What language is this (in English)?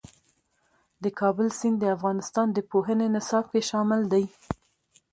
Pashto